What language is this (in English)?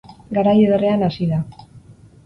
Basque